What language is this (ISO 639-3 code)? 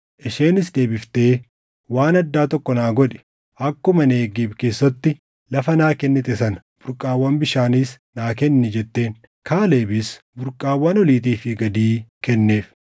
orm